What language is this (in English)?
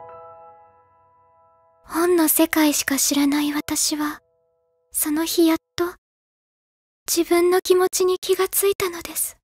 Japanese